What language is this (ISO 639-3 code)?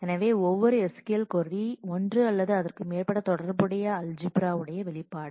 tam